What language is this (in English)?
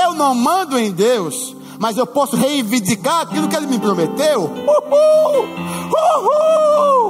Portuguese